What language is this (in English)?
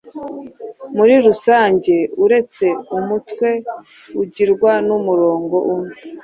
Kinyarwanda